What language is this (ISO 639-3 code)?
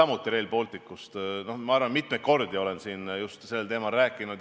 est